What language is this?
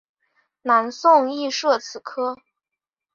Chinese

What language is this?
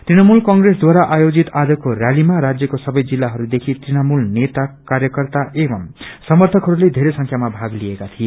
Nepali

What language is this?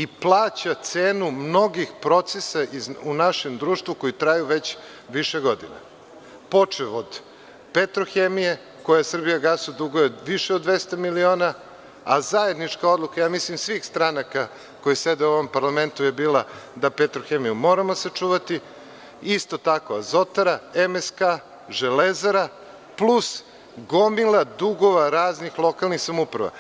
Serbian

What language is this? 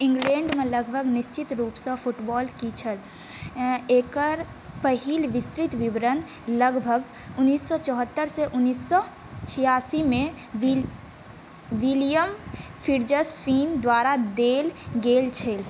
Maithili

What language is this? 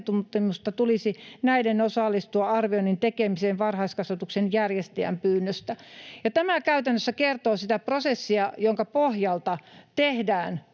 Finnish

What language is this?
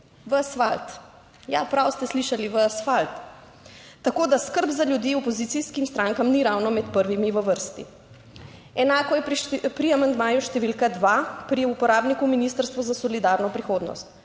Slovenian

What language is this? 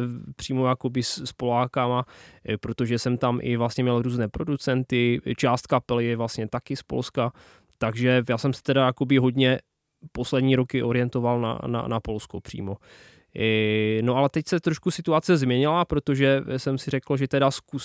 Czech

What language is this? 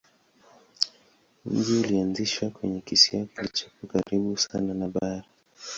Swahili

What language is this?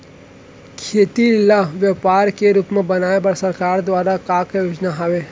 Chhattisgarhi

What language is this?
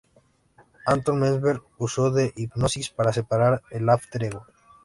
Spanish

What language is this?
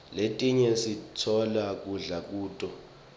Swati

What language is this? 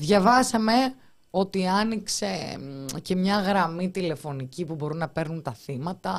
Greek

